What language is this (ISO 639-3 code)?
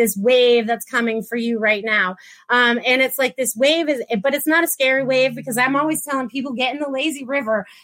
eng